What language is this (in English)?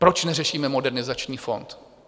Czech